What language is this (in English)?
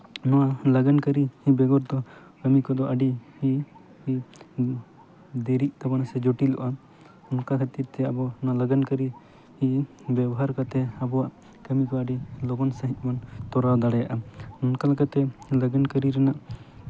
Santali